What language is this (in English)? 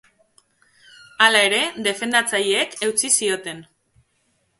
Basque